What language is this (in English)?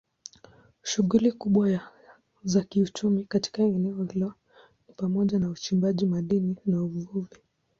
Swahili